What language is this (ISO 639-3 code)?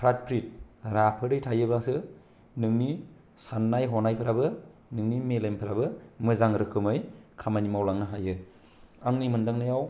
brx